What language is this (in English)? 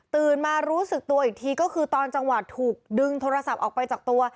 Thai